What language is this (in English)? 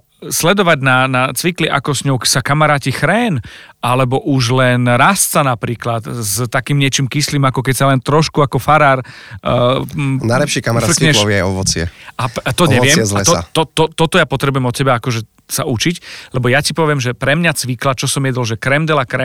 Slovak